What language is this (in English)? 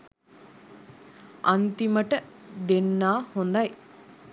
Sinhala